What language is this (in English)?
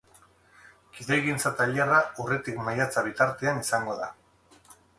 Basque